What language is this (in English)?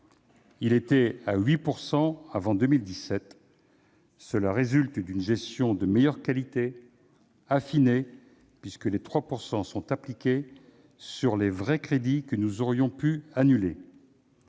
French